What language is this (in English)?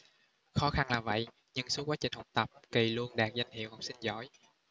Vietnamese